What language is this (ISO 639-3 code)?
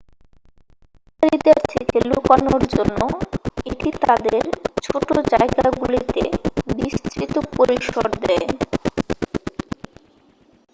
ben